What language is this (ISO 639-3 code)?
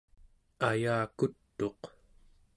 esu